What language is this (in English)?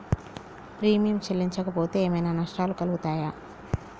Telugu